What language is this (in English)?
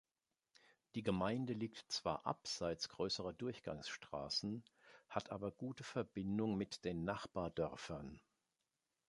German